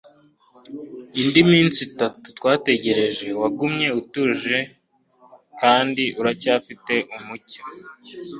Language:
Kinyarwanda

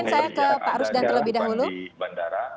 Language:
Indonesian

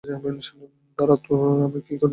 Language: Bangla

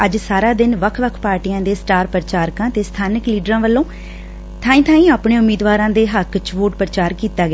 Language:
Punjabi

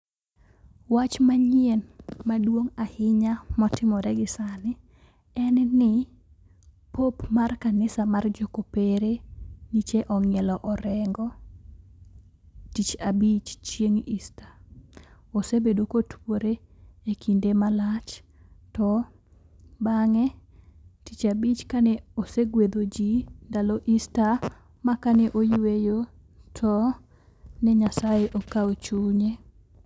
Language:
Luo (Kenya and Tanzania)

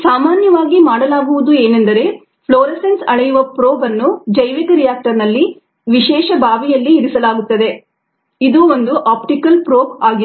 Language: Kannada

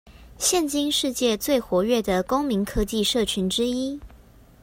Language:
Chinese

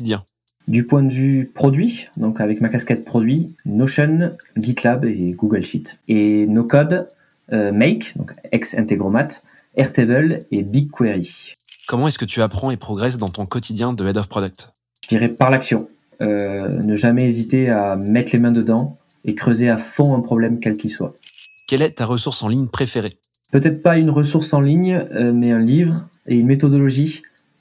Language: French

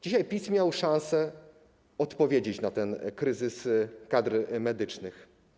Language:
Polish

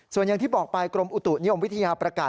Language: Thai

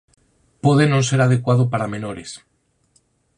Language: Galician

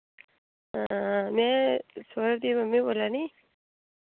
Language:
Dogri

